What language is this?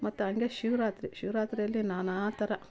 Kannada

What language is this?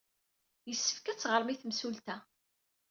Kabyle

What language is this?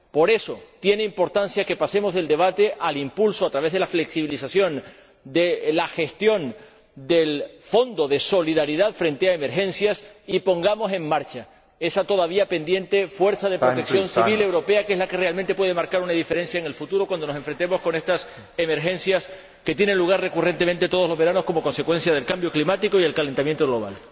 Spanish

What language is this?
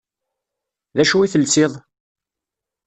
Kabyle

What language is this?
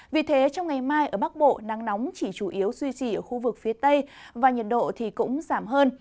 Vietnamese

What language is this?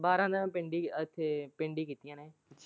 Punjabi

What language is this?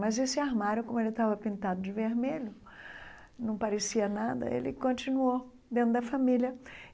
Portuguese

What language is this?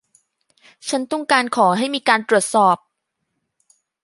Thai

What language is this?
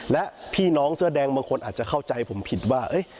Thai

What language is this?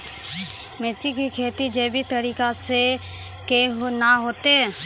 Maithili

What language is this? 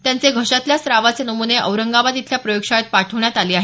Marathi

